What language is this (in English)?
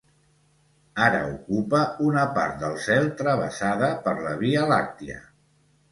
Catalan